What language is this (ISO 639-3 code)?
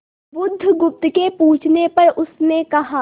hin